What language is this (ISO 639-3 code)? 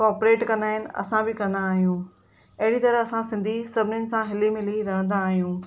snd